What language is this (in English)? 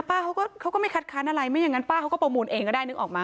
Thai